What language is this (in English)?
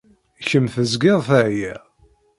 Kabyle